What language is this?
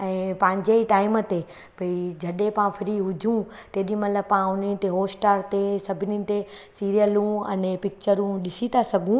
Sindhi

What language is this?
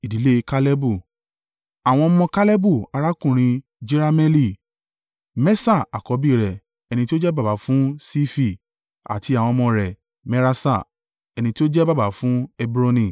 Yoruba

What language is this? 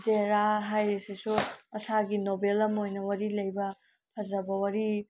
Manipuri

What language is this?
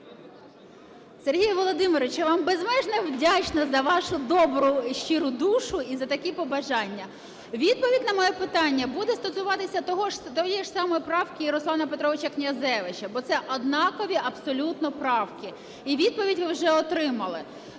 Ukrainian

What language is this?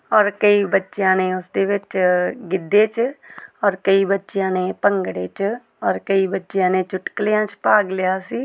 Punjabi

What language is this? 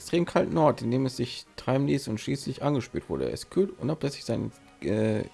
German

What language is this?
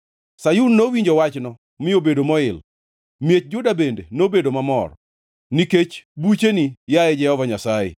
Luo (Kenya and Tanzania)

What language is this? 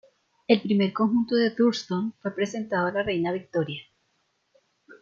Spanish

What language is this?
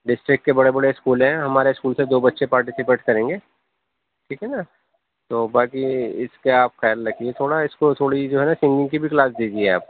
Urdu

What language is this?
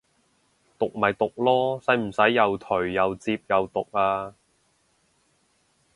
Cantonese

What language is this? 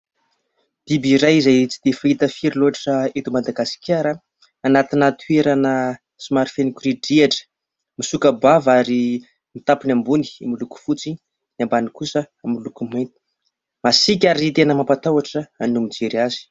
Malagasy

